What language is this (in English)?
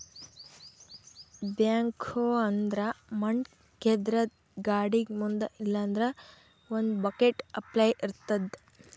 Kannada